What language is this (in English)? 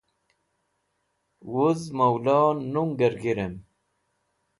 Wakhi